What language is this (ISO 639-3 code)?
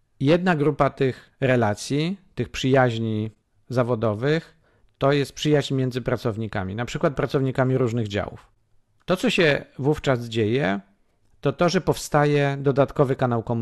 pol